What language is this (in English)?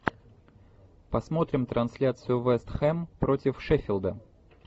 Russian